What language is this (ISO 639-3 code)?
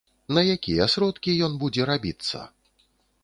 bel